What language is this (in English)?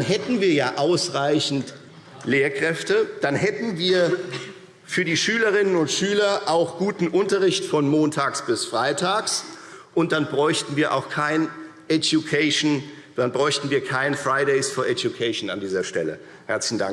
German